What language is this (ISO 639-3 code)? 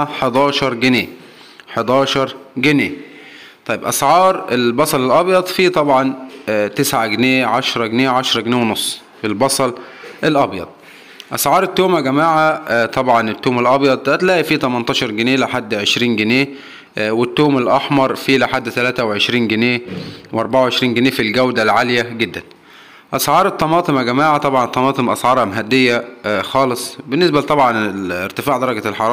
ara